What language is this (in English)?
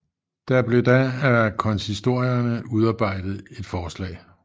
Danish